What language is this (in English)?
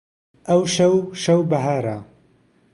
Central Kurdish